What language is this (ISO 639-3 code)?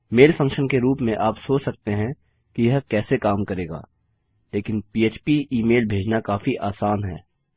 hin